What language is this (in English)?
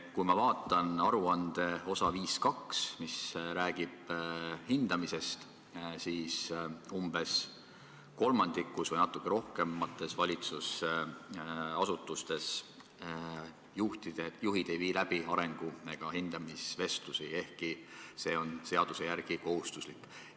Estonian